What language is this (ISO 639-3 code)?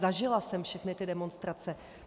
ces